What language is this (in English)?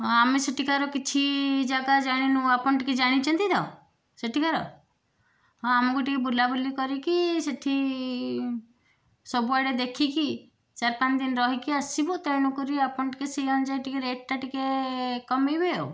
Odia